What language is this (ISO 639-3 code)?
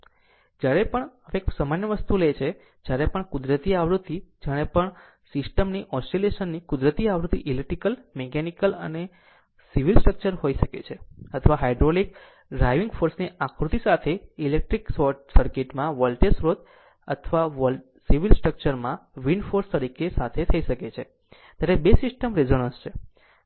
guj